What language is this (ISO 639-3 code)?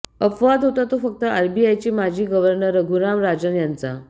mar